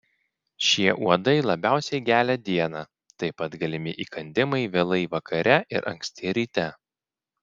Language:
Lithuanian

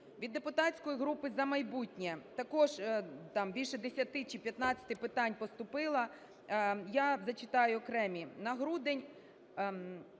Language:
Ukrainian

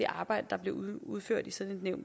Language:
Danish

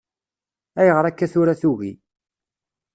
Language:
Kabyle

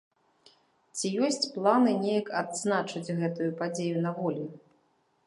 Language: Belarusian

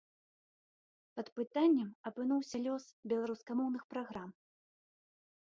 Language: Belarusian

